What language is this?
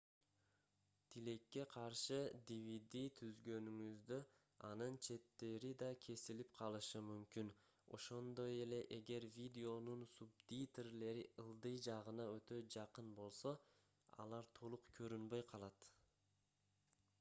Kyrgyz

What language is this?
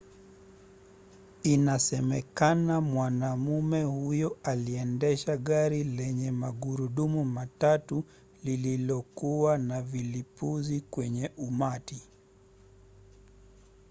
Swahili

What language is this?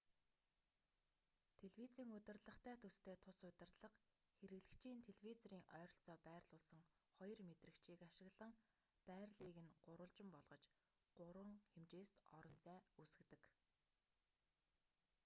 Mongolian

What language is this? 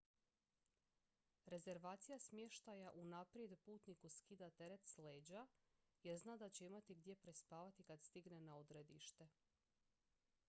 Croatian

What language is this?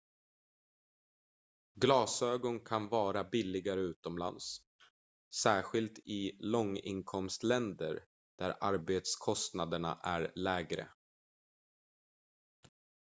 Swedish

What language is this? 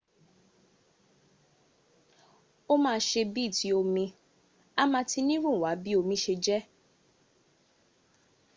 Yoruba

